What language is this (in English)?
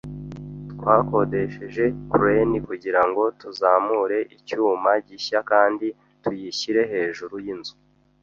Kinyarwanda